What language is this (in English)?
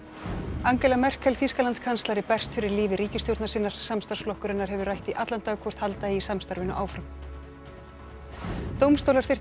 Icelandic